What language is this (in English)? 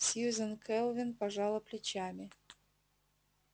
Russian